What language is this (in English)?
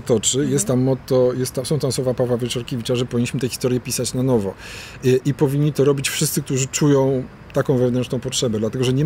Polish